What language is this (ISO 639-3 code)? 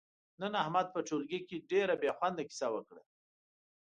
pus